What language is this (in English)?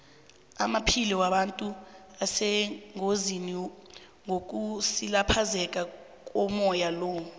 South Ndebele